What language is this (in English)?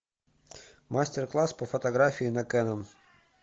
Russian